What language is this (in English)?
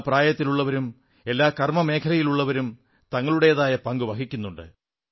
Malayalam